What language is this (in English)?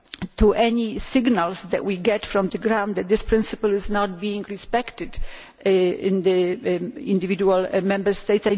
English